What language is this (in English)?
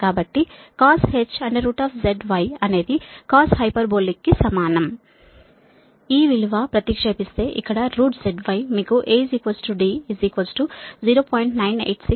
Telugu